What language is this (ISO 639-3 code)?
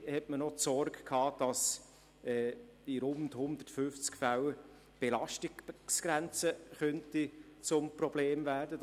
gsw